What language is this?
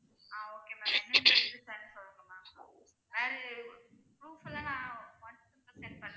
Tamil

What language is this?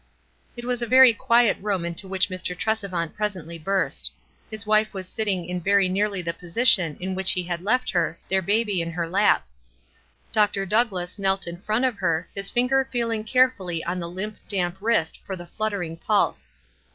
English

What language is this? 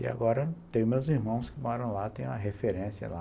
Portuguese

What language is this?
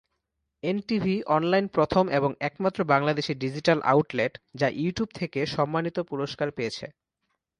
Bangla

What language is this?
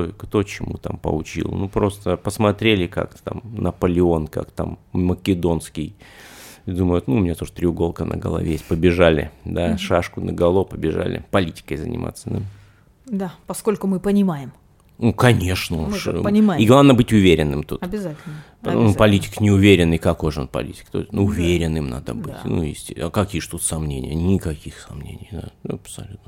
Russian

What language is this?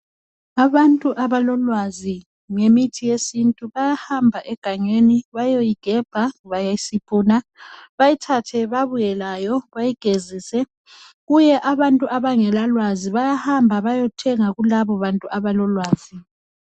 North Ndebele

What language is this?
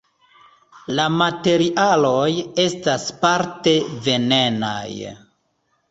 Esperanto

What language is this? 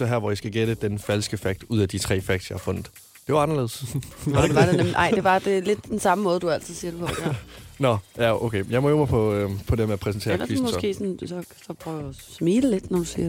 Danish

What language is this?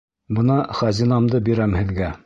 Bashkir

